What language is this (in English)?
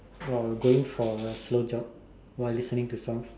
English